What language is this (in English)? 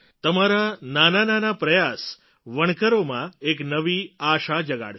Gujarati